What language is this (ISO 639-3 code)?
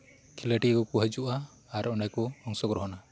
sat